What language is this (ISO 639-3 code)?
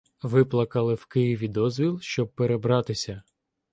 ukr